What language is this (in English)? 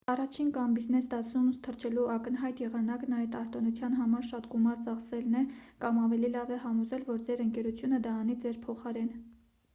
Armenian